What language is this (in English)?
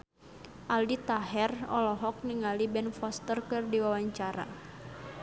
Sundanese